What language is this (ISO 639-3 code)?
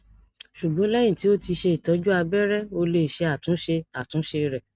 yor